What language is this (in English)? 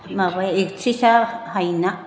Bodo